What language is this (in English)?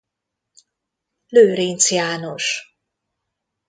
Hungarian